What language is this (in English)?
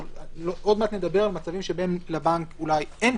Hebrew